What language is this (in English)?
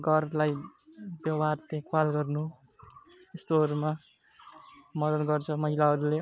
Nepali